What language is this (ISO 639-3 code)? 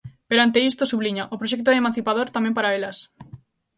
glg